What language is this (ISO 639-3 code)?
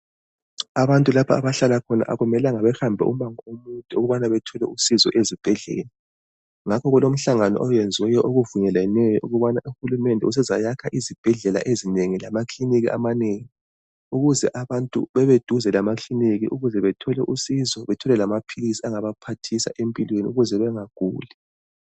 nde